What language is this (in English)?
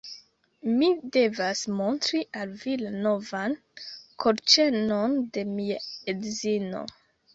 Esperanto